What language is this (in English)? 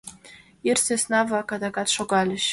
Mari